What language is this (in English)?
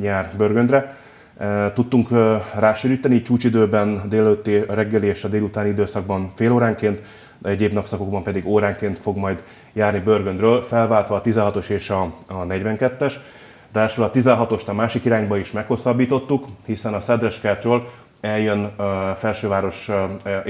Hungarian